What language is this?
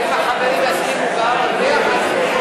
Hebrew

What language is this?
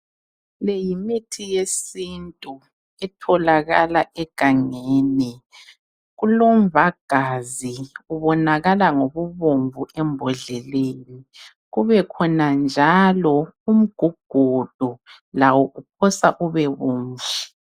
North Ndebele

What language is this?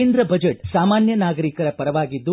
Kannada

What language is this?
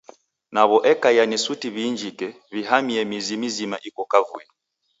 Taita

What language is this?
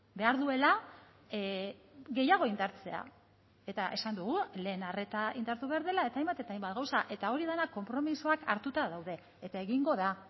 Basque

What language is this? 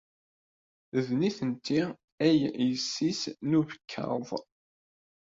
Kabyle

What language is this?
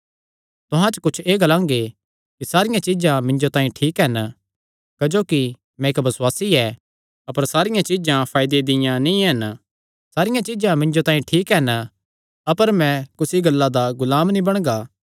Kangri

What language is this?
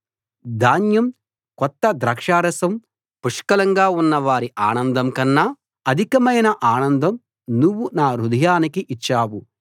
Telugu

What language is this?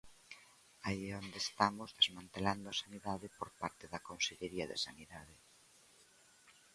Galician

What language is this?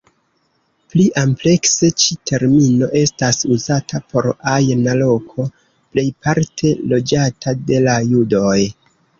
Esperanto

